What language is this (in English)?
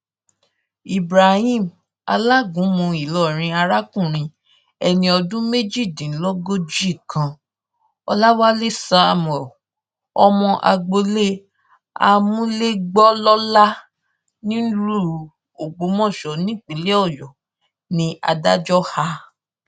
Yoruba